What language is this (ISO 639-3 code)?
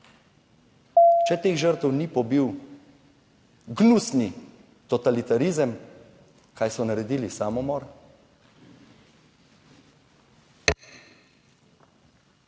slv